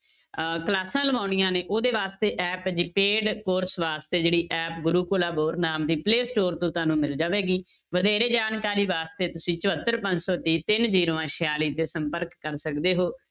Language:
Punjabi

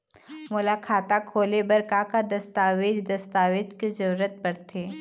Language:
Chhattisgarhi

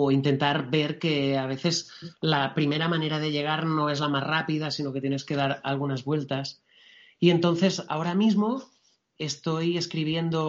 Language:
Spanish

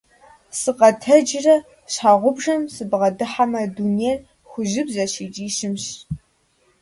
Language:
Kabardian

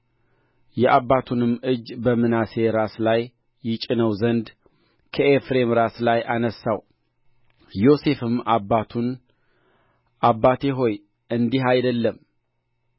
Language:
Amharic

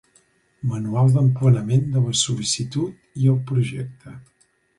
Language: Catalan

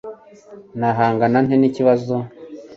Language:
Kinyarwanda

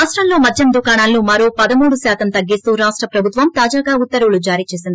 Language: Telugu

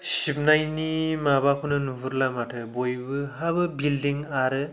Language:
Bodo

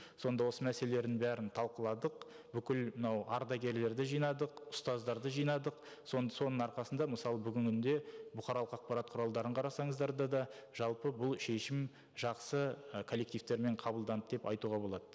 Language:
Kazakh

